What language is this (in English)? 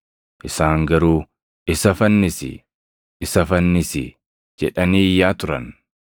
Oromo